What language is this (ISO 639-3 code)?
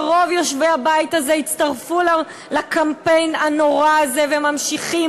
heb